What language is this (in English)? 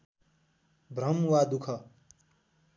Nepali